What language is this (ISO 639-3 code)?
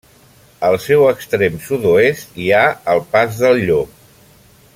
cat